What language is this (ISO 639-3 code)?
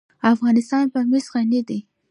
pus